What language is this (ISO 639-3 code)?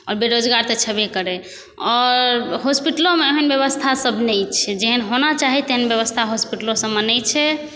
mai